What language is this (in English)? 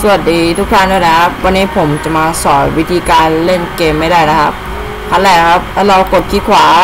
Thai